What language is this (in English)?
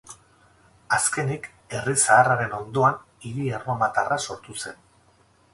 Basque